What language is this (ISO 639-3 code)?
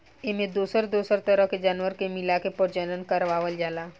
bho